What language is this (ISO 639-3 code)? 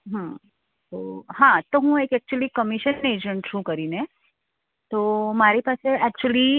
guj